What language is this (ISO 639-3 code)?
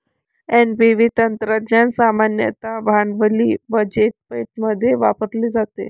mar